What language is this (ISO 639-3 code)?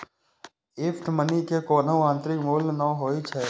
mai